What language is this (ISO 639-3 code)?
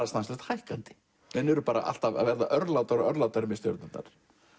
isl